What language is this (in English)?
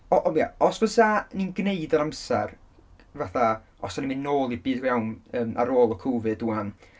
Welsh